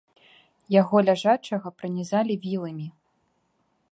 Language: Belarusian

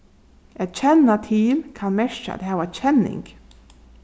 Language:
Faroese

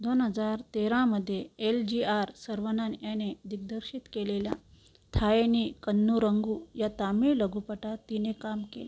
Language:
Marathi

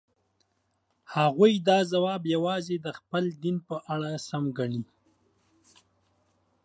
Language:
Pashto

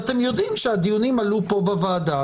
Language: Hebrew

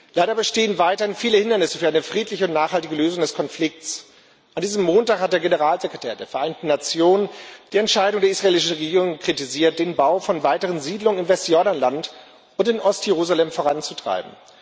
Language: German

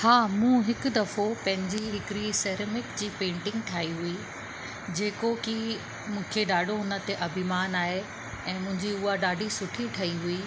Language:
Sindhi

